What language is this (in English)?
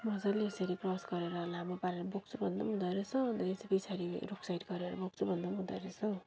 Nepali